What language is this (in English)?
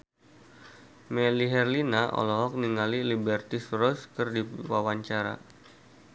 Sundanese